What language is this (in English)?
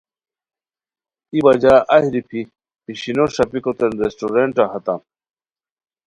Khowar